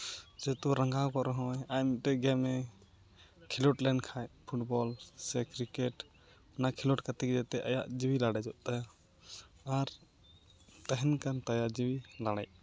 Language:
Santali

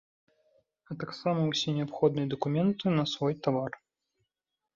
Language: Belarusian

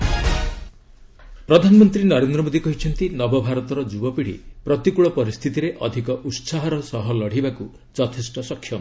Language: Odia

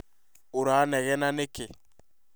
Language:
Kikuyu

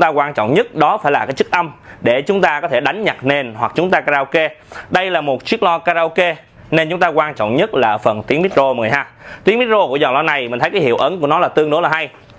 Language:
Vietnamese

